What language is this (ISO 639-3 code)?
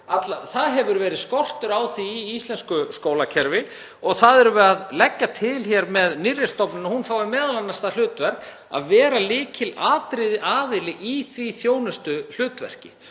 isl